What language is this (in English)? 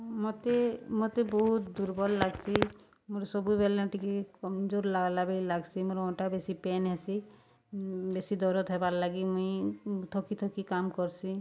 Odia